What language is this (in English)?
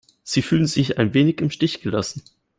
German